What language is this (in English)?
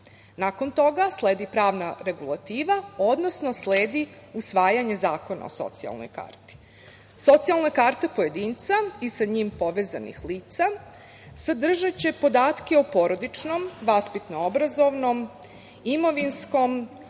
Serbian